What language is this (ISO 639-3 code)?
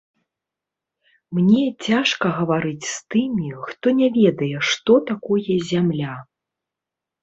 bel